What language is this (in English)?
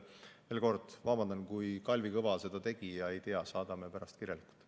Estonian